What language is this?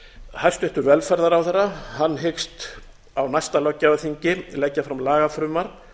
Icelandic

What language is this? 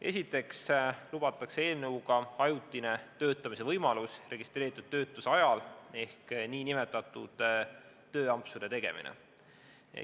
Estonian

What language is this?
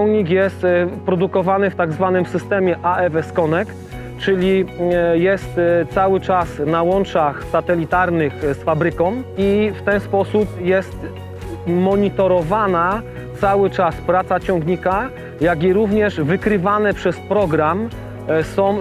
Polish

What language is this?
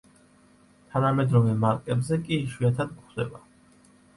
Georgian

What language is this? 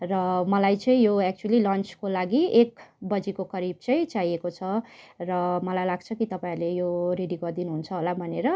Nepali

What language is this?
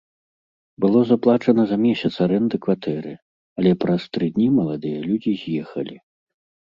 Belarusian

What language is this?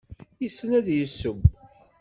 Kabyle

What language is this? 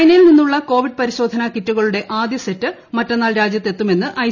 Malayalam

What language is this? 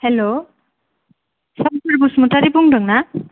Bodo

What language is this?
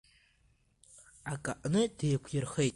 Abkhazian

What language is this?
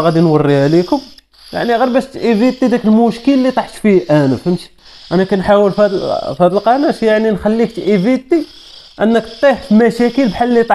Arabic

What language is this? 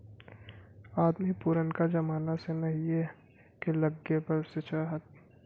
Bhojpuri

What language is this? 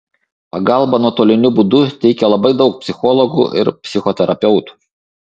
Lithuanian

